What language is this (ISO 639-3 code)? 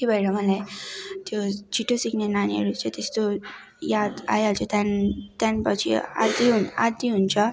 nep